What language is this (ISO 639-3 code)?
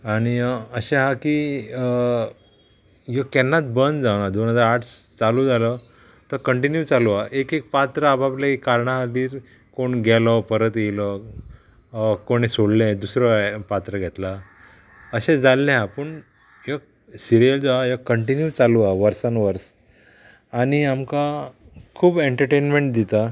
kok